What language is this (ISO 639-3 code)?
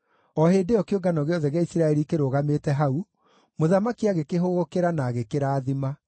kik